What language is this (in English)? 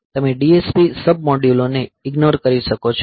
Gujarati